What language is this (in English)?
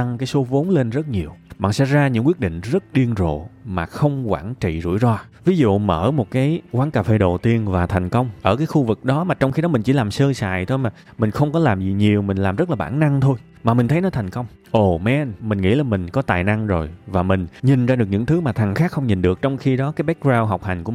Vietnamese